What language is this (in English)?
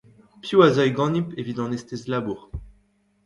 Breton